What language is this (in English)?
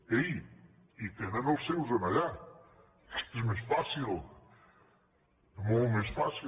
Catalan